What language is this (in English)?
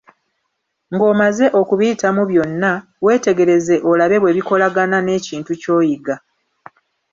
Ganda